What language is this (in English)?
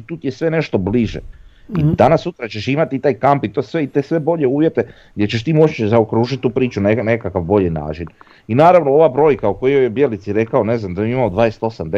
Croatian